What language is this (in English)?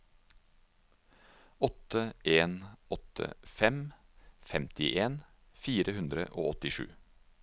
Norwegian